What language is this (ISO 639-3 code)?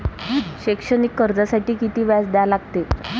mar